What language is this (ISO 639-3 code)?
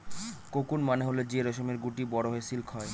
ben